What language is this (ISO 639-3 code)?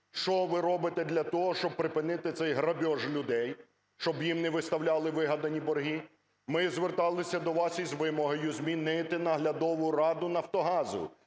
ukr